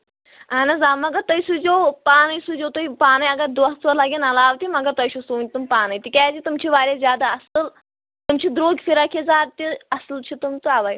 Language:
Kashmiri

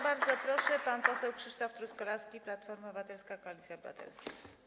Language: Polish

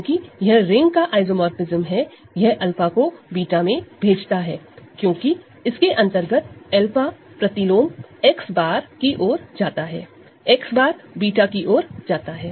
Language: Hindi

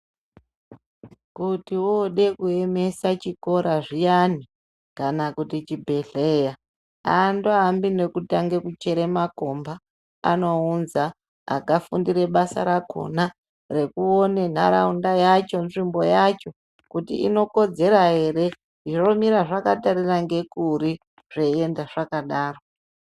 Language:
Ndau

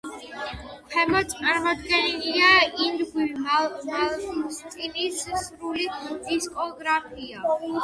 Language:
Georgian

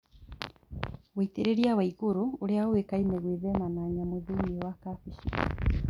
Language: Kikuyu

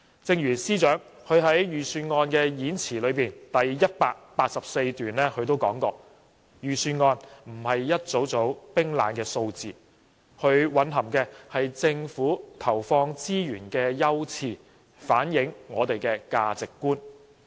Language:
Cantonese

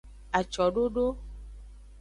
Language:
Aja (Benin)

